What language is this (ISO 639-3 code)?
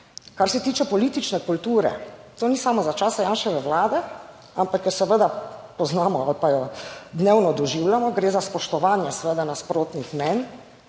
slv